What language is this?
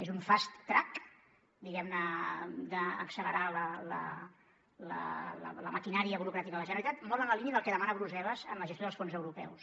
Catalan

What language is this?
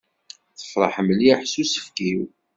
Kabyle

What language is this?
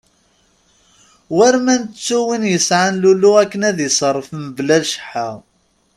Kabyle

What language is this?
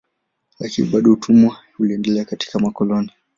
Swahili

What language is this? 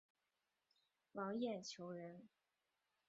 Chinese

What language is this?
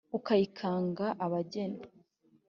Kinyarwanda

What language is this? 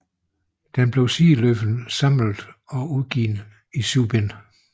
Danish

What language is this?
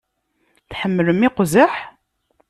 Kabyle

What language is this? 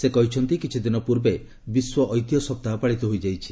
Odia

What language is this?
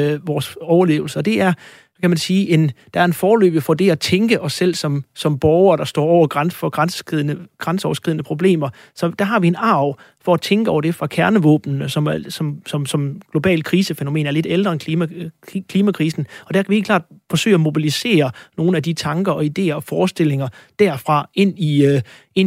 Danish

